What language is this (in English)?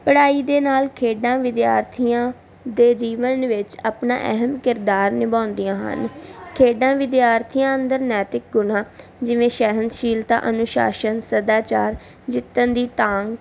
Punjabi